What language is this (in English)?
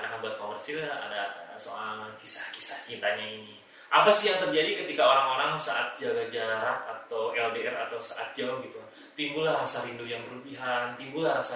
Indonesian